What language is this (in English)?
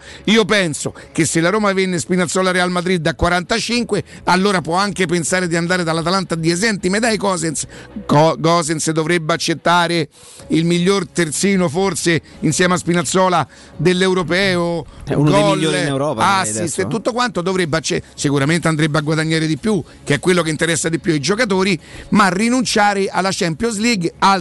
Italian